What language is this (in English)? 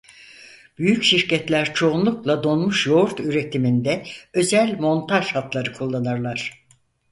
Turkish